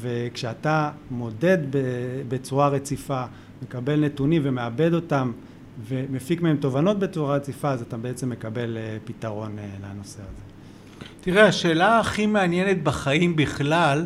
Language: Hebrew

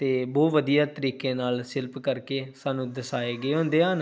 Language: Punjabi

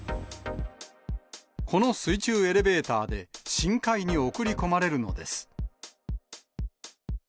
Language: Japanese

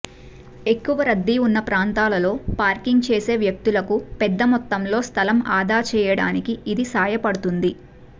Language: Telugu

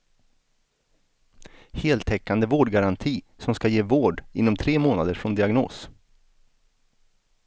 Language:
Swedish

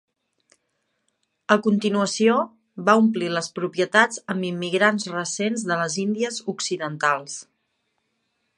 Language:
Catalan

